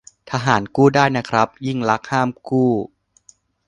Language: Thai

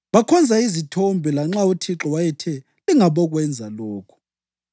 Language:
North Ndebele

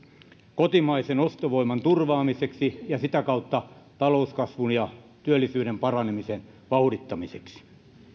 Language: Finnish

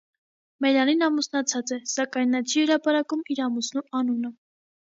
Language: Armenian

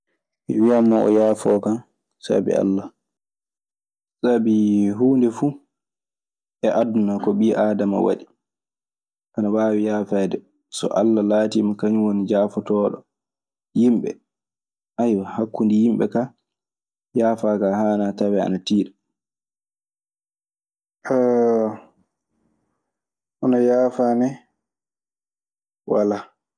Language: Maasina Fulfulde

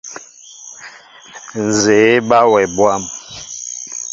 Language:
Mbo (Cameroon)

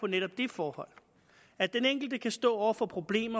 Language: Danish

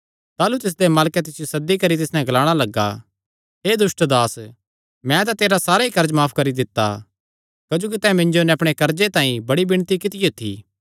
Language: Kangri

